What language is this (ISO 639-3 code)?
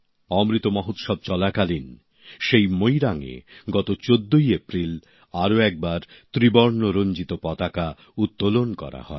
ben